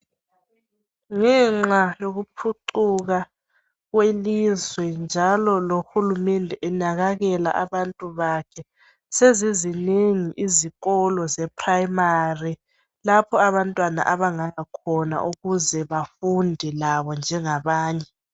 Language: North Ndebele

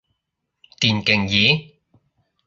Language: Cantonese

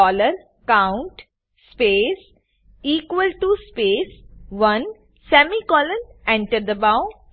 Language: Gujarati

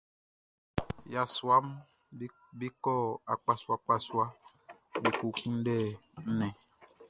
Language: Baoulé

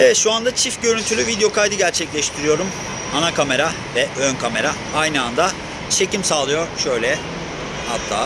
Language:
Turkish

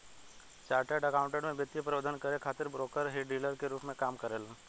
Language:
Bhojpuri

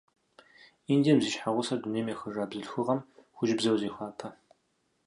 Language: Kabardian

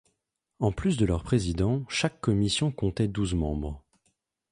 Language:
French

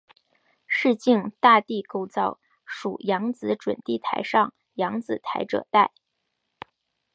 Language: Chinese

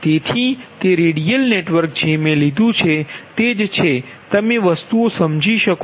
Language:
Gujarati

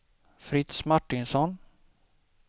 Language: Swedish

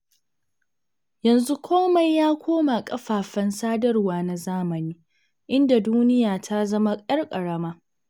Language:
Hausa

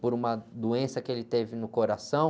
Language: Portuguese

